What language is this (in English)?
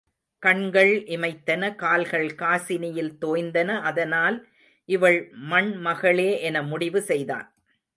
Tamil